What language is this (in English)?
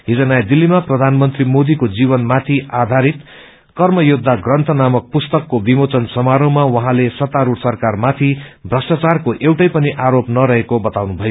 Nepali